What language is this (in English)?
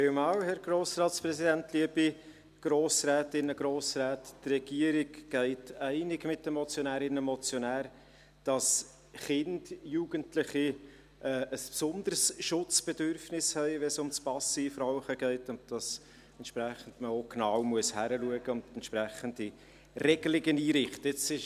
Swiss German